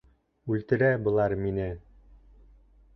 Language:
Bashkir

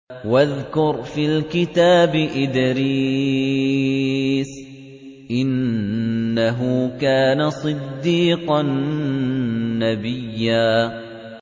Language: Arabic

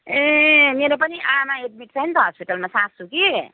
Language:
Nepali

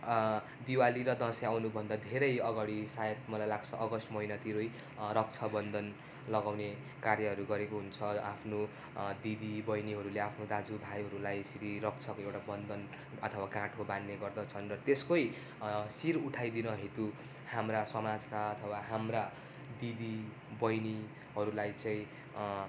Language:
Nepali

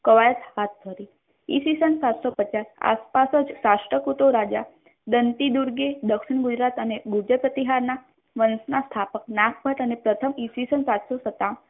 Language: Gujarati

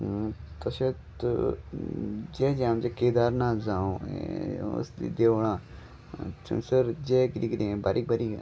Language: Konkani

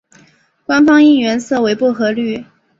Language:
Chinese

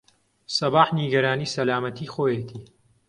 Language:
Central Kurdish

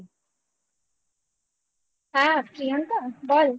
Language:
Bangla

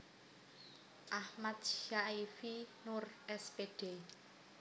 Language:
Javanese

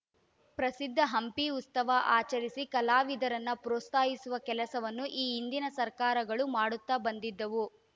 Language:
Kannada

